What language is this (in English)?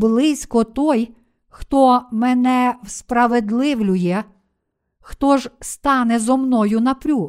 Ukrainian